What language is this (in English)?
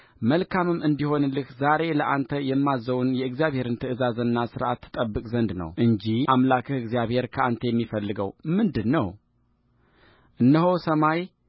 Amharic